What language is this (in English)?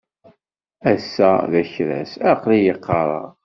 Kabyle